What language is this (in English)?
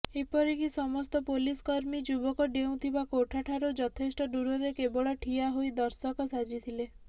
Odia